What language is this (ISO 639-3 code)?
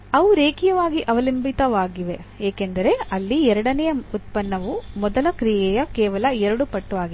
kan